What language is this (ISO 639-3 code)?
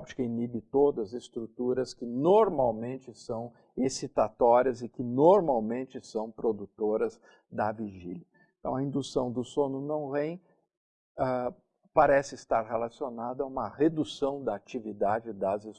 por